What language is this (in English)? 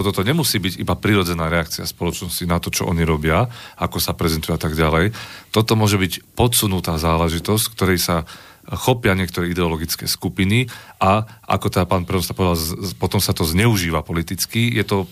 Slovak